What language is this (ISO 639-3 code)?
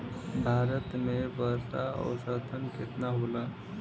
bho